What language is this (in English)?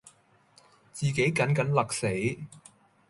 Cantonese